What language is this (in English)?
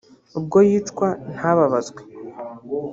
Kinyarwanda